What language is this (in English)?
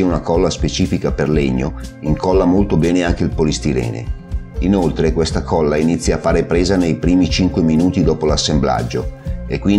Italian